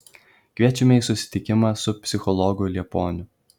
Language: Lithuanian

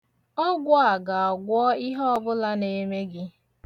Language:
Igbo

